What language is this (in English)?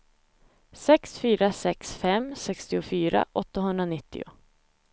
Swedish